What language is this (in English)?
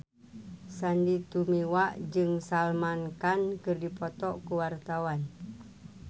Sundanese